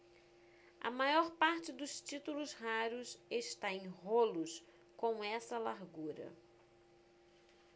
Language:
Portuguese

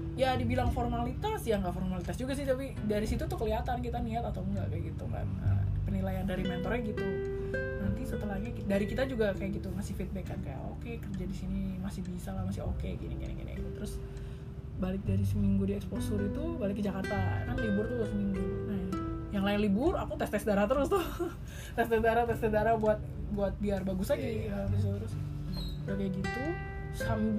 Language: Indonesian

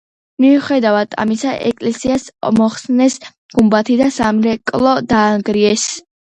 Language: Georgian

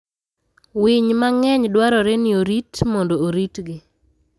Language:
Luo (Kenya and Tanzania)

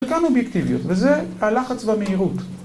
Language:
Hebrew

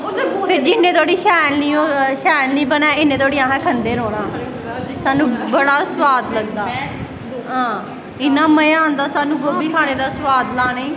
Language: Dogri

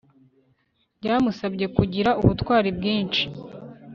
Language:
Kinyarwanda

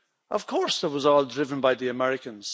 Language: English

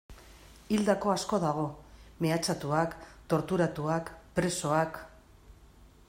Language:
Basque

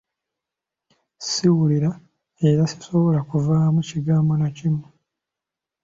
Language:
Ganda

